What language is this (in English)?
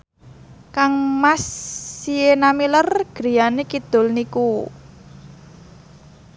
Javanese